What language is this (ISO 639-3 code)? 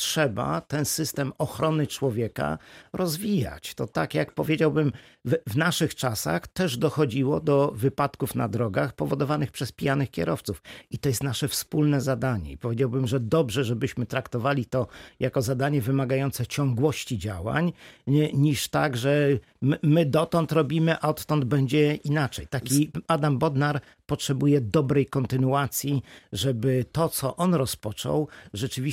pol